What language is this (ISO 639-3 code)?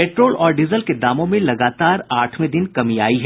hin